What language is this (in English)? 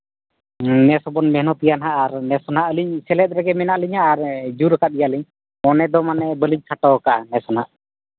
Santali